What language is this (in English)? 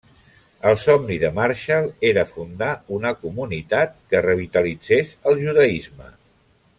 Catalan